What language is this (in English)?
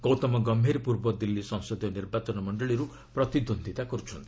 Odia